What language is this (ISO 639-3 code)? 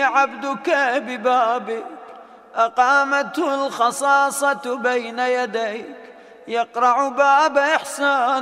ara